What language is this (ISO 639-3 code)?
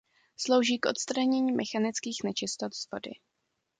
ces